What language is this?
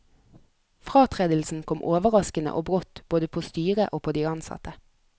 Norwegian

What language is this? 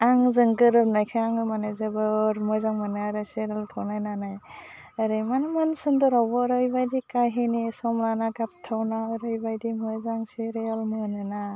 Bodo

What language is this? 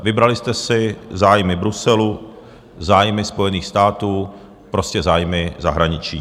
Czech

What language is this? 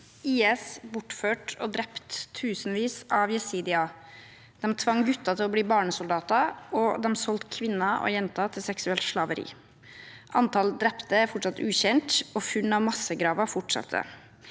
Norwegian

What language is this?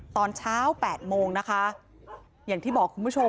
Thai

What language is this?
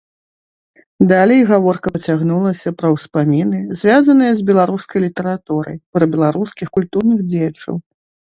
Belarusian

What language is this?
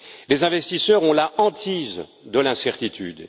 French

